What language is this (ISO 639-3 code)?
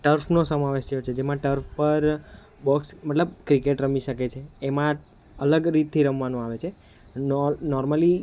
guj